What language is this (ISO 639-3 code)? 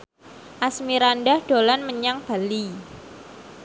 jav